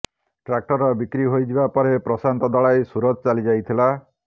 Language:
Odia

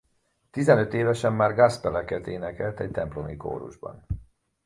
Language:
Hungarian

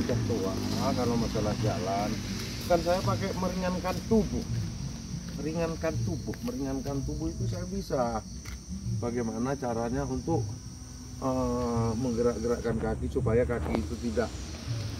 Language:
Indonesian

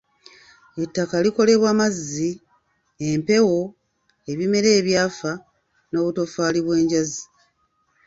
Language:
Ganda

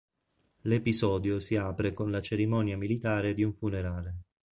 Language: Italian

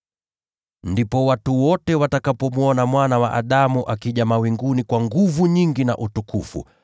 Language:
Swahili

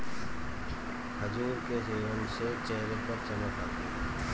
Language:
Hindi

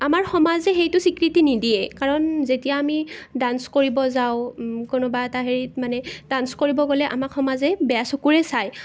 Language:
Assamese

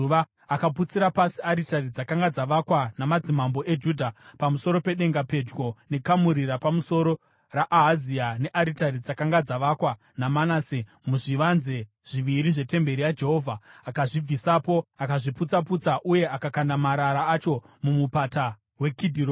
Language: Shona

